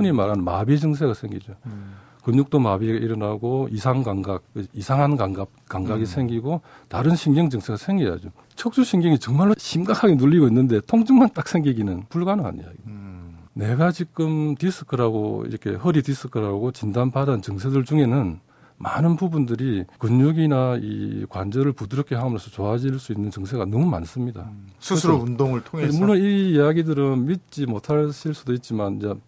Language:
Korean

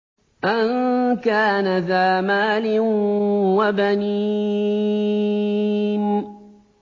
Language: Arabic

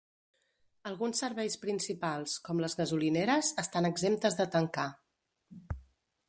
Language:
Catalan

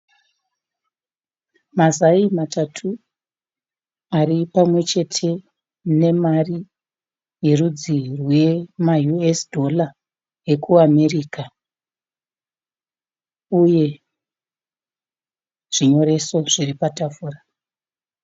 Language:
Shona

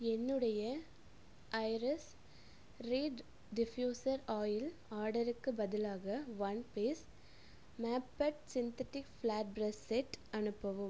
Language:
Tamil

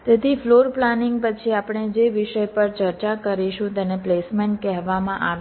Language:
Gujarati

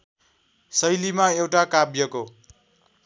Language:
Nepali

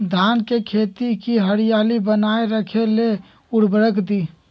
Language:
Magahi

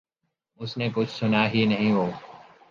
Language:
Urdu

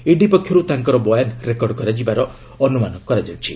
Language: Odia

